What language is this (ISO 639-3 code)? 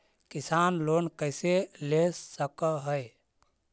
mag